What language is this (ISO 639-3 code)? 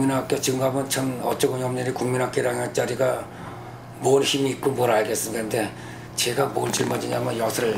kor